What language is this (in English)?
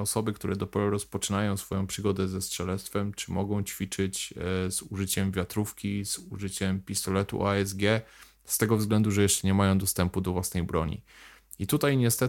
Polish